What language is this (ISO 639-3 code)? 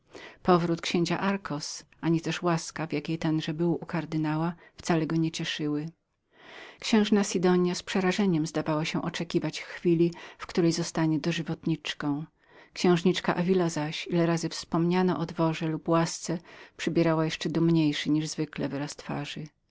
pol